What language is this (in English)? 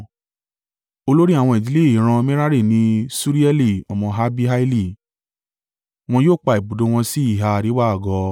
Yoruba